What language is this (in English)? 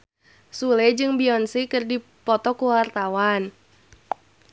Sundanese